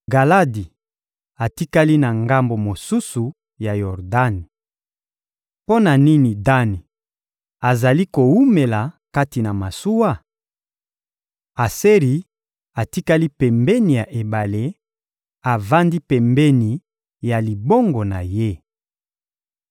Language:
Lingala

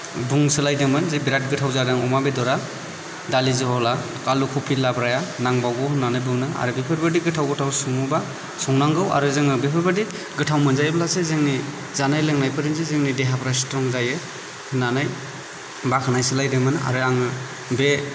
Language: Bodo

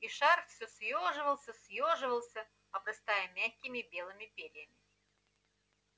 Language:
Russian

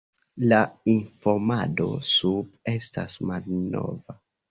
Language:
Esperanto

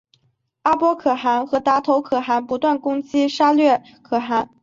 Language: Chinese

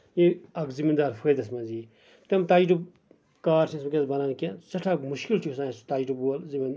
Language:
Kashmiri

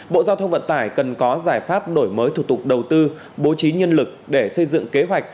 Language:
Vietnamese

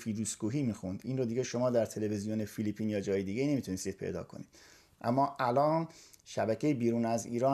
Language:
Persian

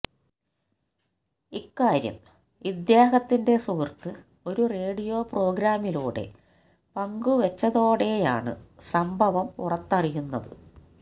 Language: Malayalam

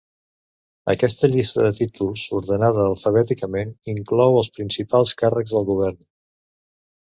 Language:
Catalan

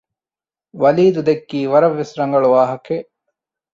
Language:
Divehi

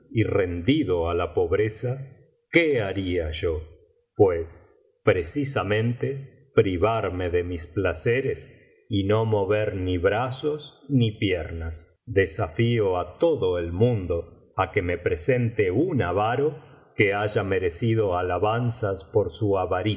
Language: Spanish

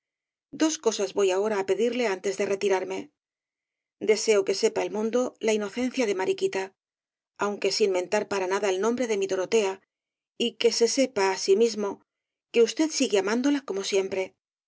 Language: Spanish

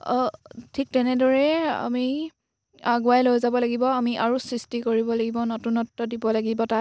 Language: Assamese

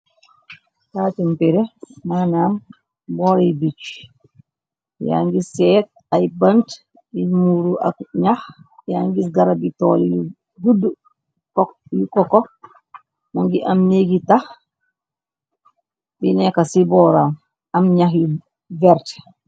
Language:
Wolof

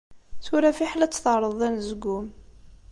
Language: Kabyle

